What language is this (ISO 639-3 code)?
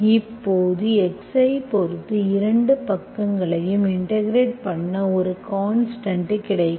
tam